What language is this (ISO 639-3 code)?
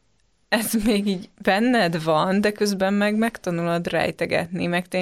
hun